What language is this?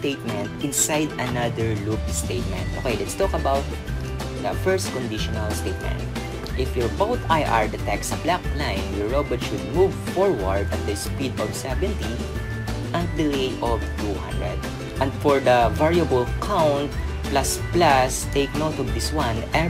English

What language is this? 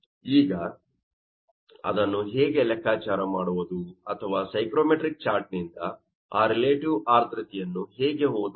Kannada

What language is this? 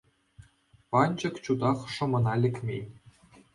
Chuvash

